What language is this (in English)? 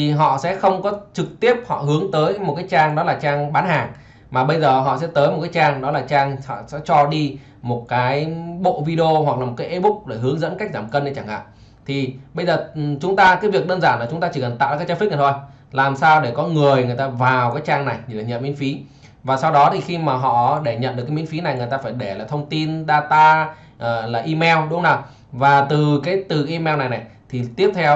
Vietnamese